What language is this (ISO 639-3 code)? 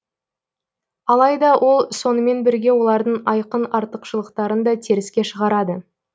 kaz